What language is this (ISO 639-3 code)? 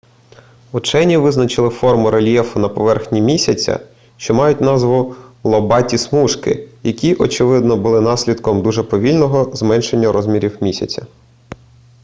ukr